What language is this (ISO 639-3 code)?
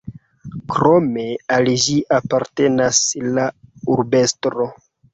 epo